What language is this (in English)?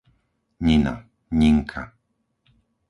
Slovak